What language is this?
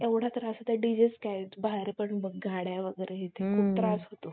Marathi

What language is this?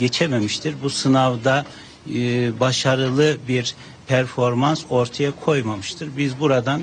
Turkish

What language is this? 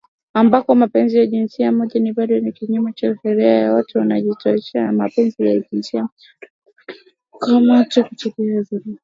Swahili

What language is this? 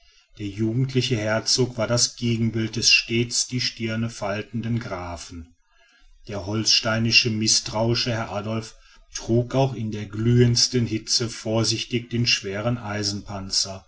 German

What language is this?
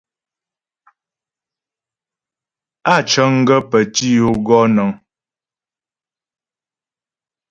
Ghomala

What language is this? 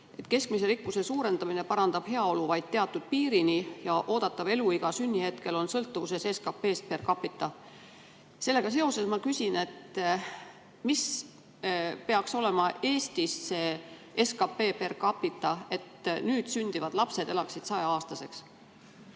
Estonian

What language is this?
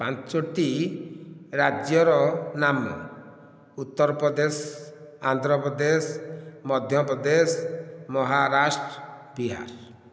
Odia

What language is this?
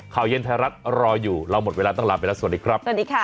Thai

